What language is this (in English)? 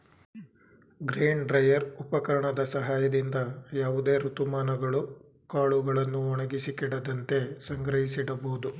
Kannada